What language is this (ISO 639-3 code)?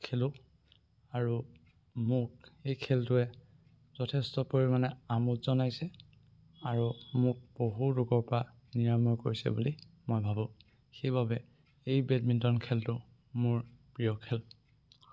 asm